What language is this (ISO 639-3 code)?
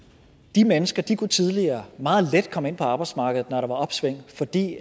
dan